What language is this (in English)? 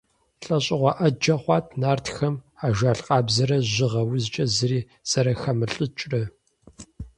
Kabardian